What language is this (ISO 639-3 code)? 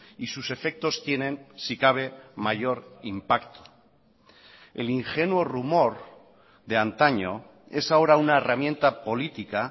spa